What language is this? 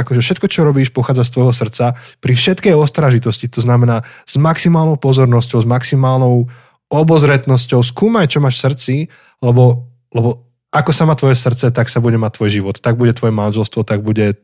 Slovak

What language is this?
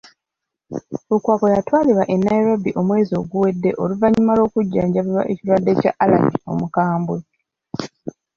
Ganda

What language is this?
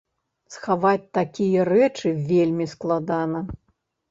Belarusian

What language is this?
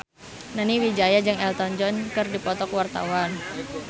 Sundanese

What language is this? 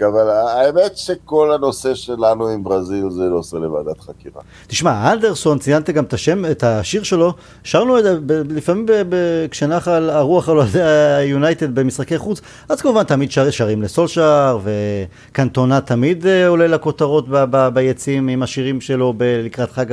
Hebrew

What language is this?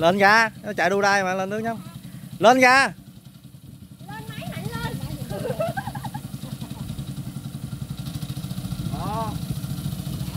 Vietnamese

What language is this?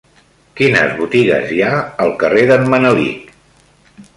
Catalan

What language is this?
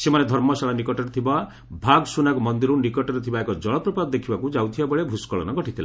Odia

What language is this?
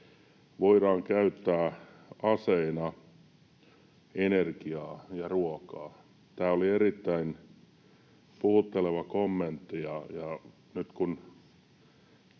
Finnish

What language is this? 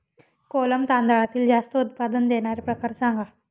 Marathi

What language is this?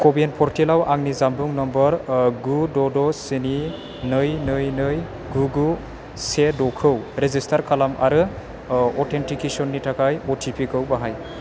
Bodo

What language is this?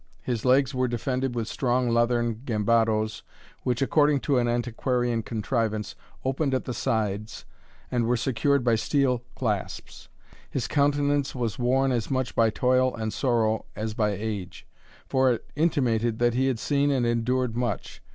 English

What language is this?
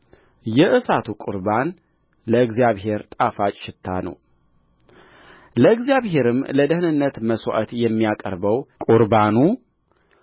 Amharic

